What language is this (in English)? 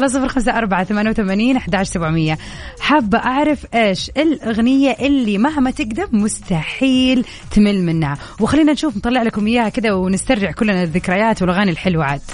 Arabic